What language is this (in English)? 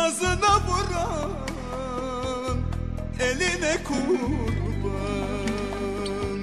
Turkish